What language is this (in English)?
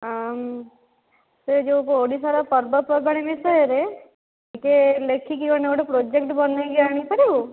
Odia